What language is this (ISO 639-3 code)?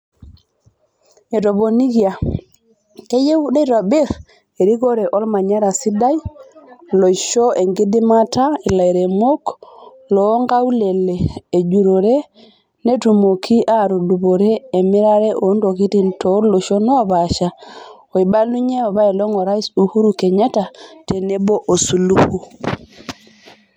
mas